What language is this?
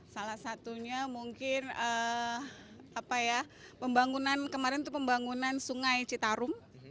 Indonesian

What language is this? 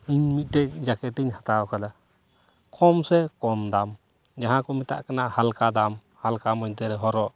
Santali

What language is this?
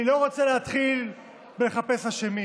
Hebrew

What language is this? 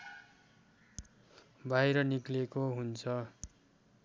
Nepali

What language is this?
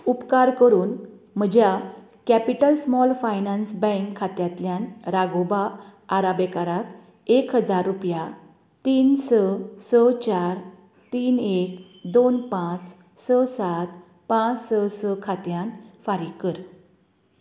Konkani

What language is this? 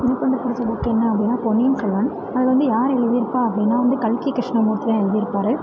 Tamil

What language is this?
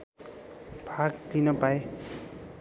Nepali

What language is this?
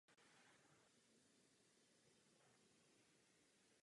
Czech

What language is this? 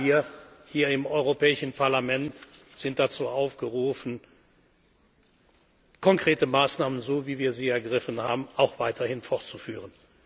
German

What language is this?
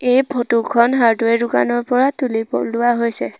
Assamese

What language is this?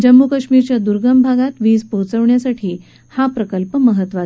Marathi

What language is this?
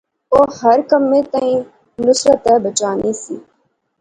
Pahari-Potwari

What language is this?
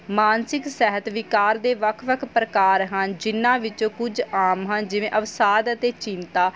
Punjabi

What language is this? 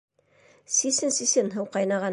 Bashkir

